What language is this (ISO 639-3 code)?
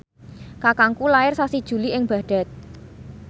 jav